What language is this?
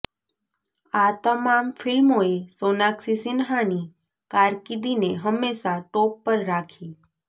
Gujarati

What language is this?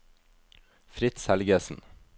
Norwegian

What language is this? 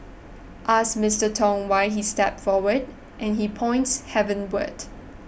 English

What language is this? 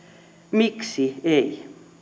Finnish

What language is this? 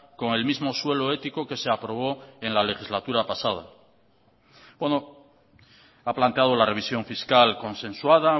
Spanish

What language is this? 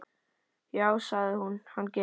Icelandic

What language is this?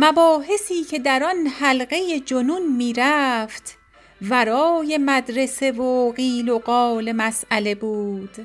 Persian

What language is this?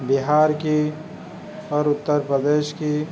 Urdu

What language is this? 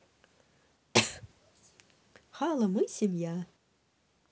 Russian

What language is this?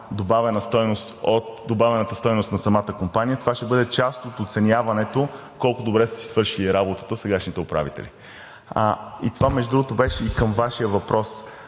Bulgarian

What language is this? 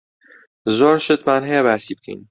Central Kurdish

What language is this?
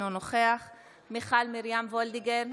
Hebrew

